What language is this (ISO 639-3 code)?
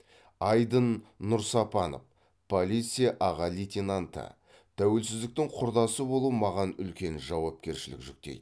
kaz